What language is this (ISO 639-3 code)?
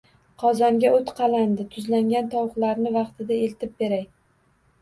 uzb